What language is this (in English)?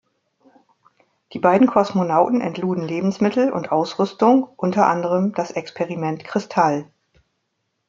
German